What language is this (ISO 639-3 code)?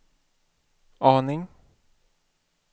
swe